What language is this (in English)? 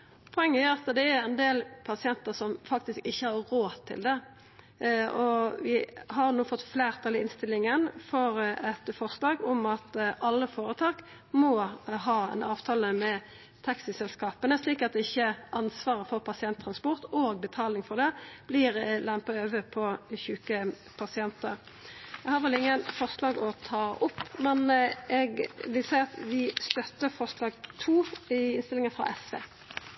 Norwegian Nynorsk